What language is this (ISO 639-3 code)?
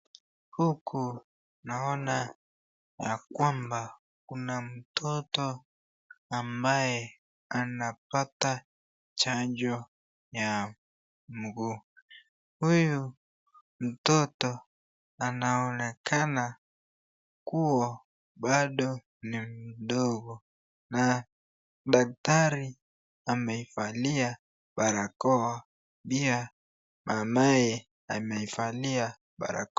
swa